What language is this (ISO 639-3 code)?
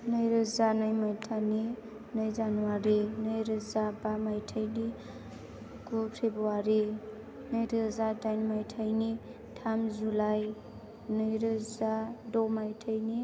brx